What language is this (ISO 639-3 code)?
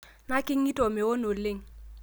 mas